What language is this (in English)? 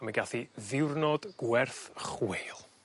Welsh